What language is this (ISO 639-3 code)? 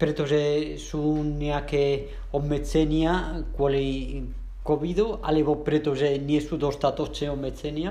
ces